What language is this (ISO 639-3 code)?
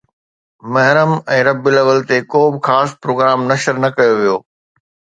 snd